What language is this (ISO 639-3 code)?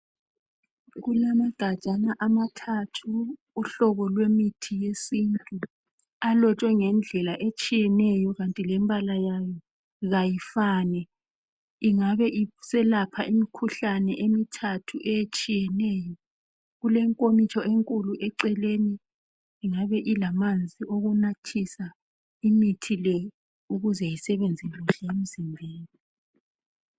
nde